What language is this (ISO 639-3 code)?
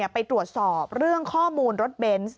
tha